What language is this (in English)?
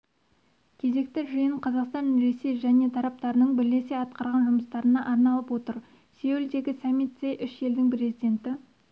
Kazakh